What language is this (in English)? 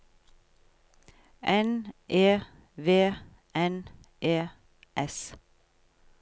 Norwegian